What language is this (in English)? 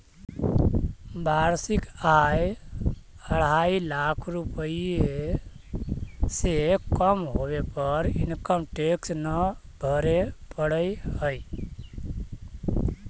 Magahi